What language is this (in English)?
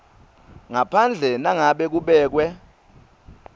Swati